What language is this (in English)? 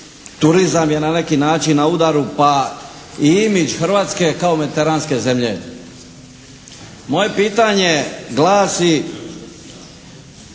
Croatian